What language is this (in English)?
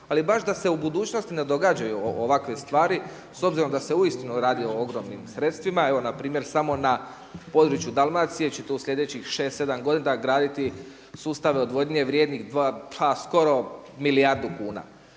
Croatian